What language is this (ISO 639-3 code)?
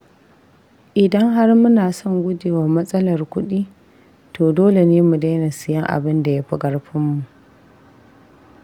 hau